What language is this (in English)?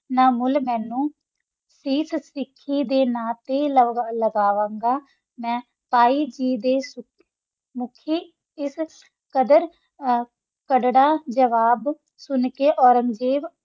Punjabi